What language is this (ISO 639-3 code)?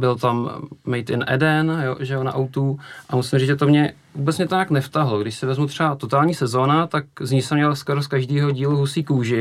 ces